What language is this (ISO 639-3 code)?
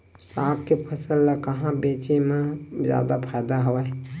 hne